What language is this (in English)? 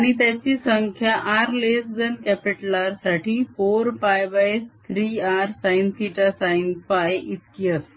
Marathi